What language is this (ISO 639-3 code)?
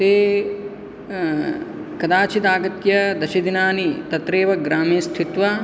san